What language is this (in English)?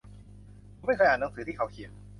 Thai